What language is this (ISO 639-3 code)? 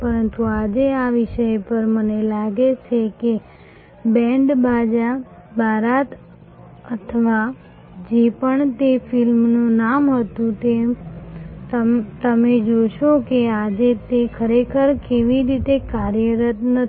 guj